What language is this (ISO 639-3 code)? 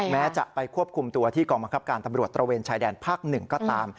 tha